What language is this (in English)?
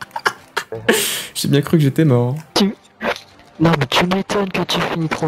French